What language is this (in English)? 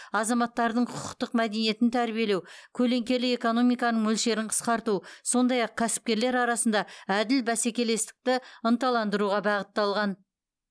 Kazakh